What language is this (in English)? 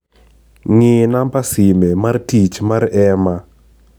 Luo (Kenya and Tanzania)